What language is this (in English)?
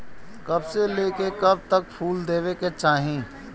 Bhojpuri